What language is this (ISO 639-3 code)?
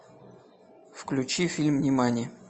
rus